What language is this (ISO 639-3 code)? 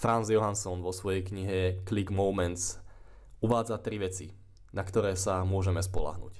slk